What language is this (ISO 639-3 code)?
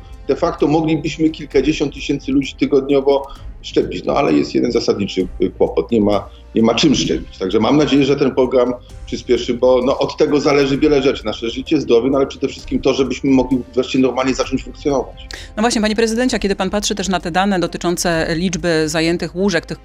pol